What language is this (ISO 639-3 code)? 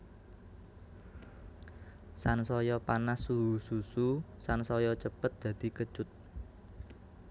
jav